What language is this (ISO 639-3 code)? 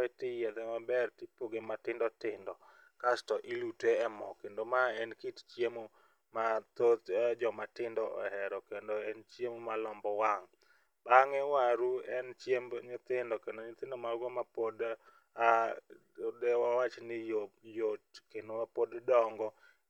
luo